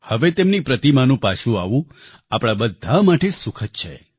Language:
Gujarati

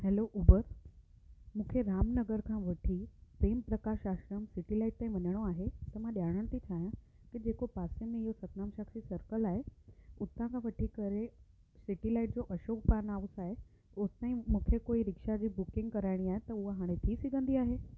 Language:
Sindhi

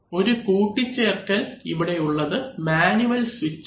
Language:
Malayalam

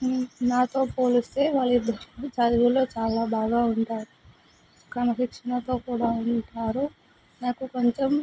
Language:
Telugu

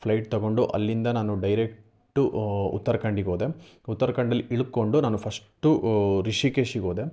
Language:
Kannada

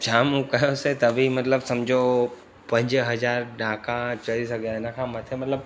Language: Sindhi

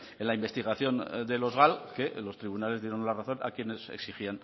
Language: Spanish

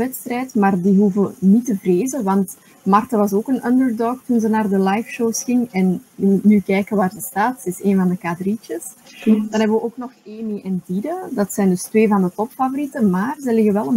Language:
Dutch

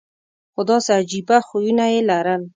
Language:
Pashto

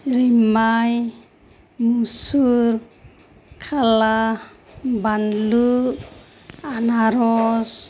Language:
Bodo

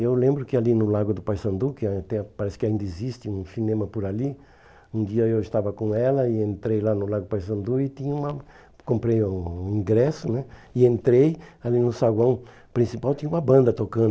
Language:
Portuguese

